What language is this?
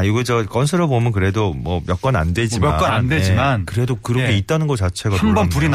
Korean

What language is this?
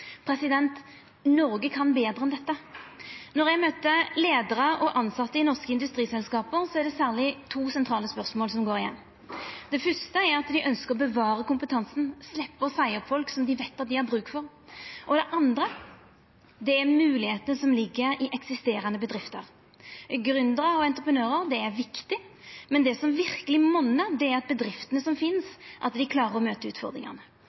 Norwegian Nynorsk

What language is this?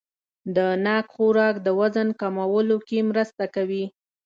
Pashto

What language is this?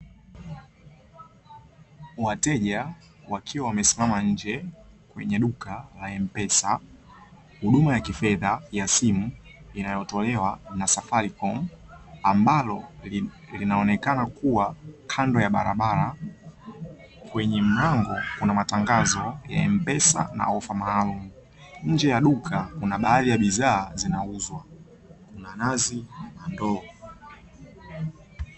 Swahili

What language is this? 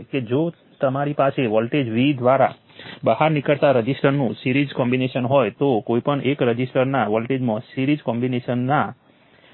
Gujarati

